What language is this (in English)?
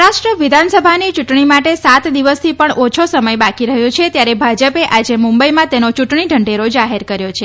Gujarati